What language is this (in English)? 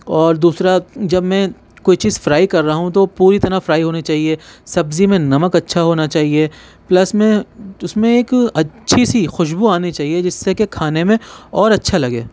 Urdu